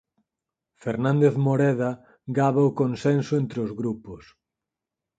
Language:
Galician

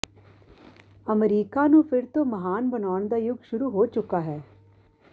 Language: Punjabi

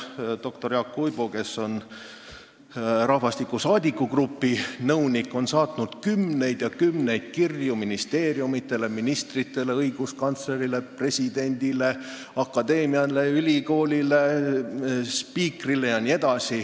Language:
Estonian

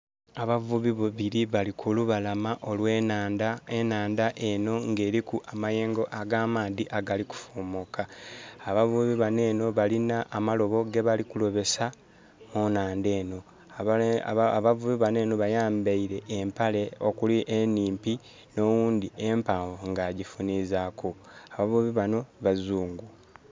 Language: Soga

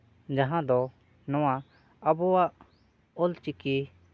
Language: Santali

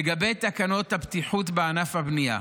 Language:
Hebrew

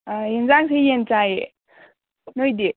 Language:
Manipuri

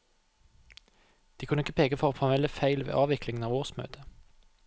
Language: Norwegian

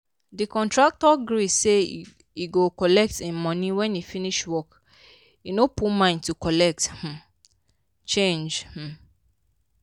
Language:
Nigerian Pidgin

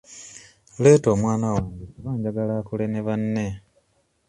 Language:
Ganda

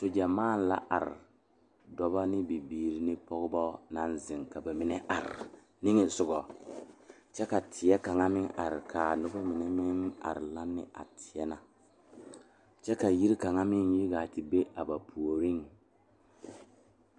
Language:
Southern Dagaare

